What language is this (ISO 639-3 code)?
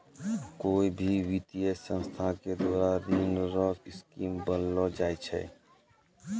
mai